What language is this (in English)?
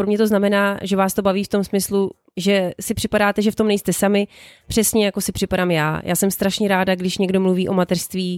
Czech